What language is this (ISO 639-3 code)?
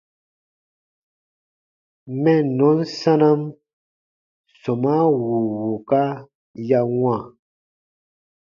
bba